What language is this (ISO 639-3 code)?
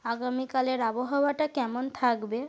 ben